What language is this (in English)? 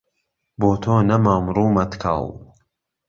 Central Kurdish